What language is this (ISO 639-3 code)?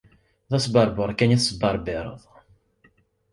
kab